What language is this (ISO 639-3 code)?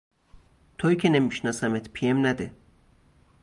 fas